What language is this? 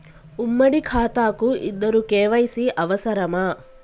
Telugu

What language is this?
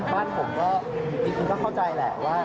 Thai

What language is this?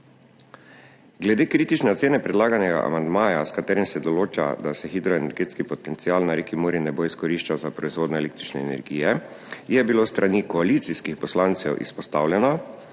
Slovenian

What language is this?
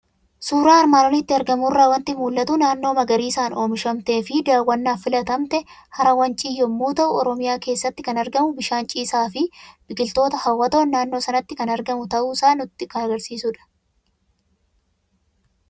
Oromo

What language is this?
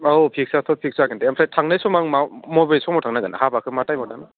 Bodo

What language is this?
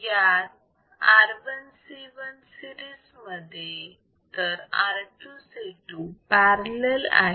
Marathi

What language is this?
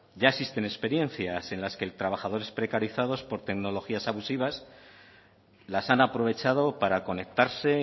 Spanish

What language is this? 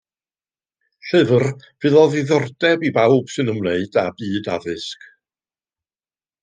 Welsh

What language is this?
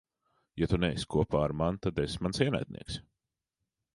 Latvian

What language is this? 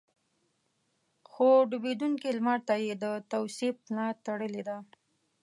Pashto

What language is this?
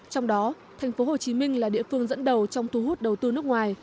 Vietnamese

